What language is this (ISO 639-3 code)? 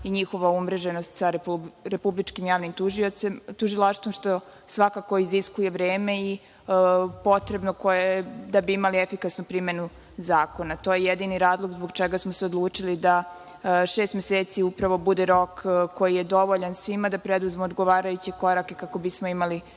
srp